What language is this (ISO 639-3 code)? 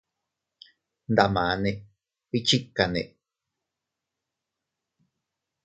cut